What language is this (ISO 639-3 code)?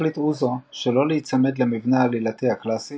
heb